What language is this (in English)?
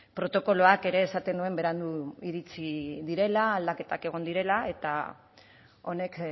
Basque